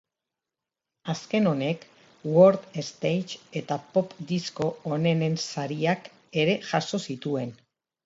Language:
Basque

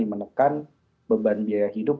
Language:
Indonesian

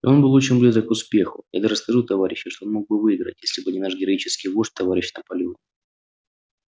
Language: Russian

